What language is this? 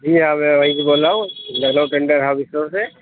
Urdu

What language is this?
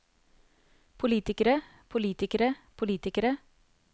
Norwegian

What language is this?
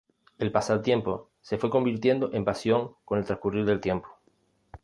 Spanish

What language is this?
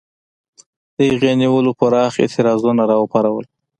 Pashto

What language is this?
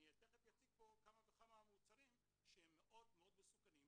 Hebrew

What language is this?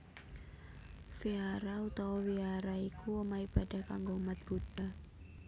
Javanese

